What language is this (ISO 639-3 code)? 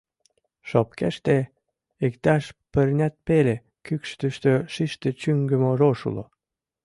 chm